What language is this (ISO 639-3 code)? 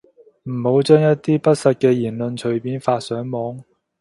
yue